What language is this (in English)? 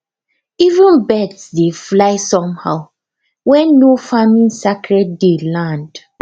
Nigerian Pidgin